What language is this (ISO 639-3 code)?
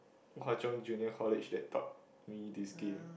eng